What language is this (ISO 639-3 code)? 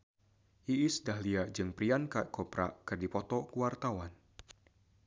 sun